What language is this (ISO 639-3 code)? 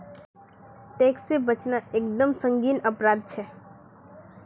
mag